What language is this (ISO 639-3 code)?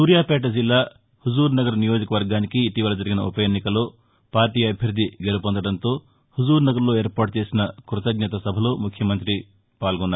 tel